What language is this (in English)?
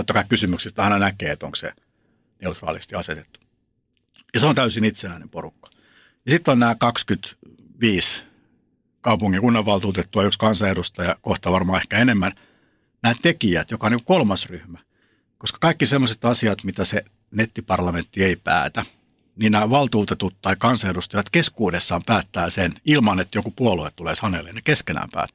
Finnish